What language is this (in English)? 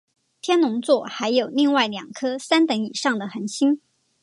Chinese